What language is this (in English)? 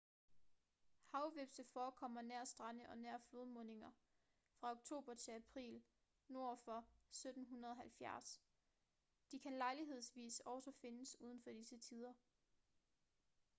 Danish